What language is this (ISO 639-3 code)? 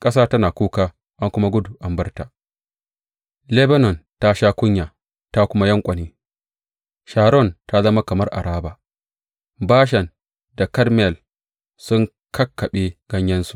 hau